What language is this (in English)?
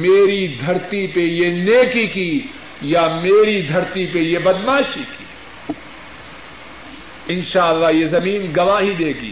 Urdu